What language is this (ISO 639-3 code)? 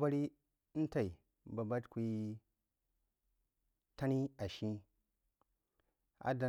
juo